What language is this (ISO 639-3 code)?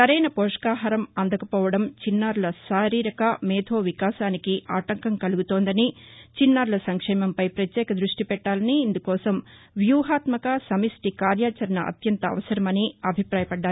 tel